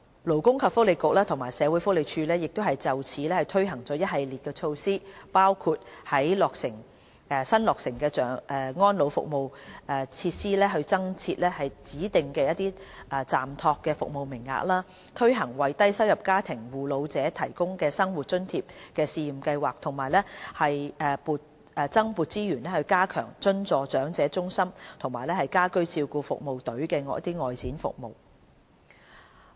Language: Cantonese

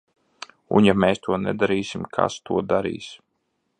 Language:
Latvian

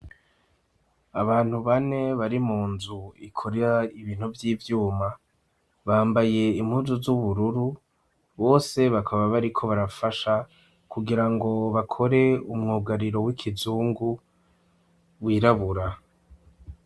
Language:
Rundi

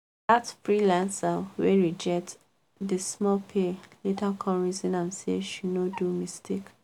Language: Nigerian Pidgin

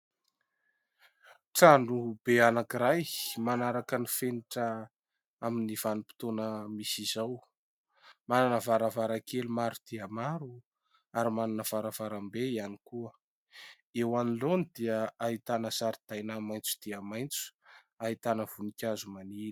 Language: Malagasy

